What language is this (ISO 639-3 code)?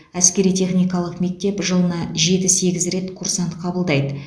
kaz